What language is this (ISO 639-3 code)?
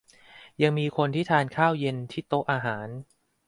tha